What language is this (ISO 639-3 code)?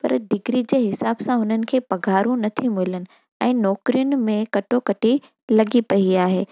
snd